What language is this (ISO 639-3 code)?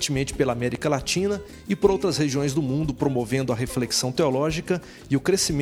por